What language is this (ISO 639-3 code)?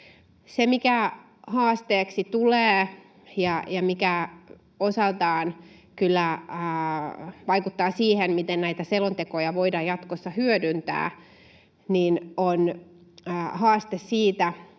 fin